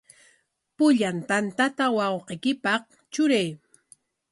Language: Corongo Ancash Quechua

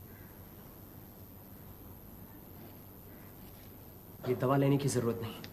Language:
Hindi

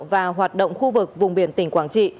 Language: Vietnamese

